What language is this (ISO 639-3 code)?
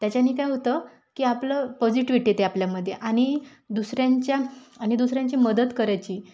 mar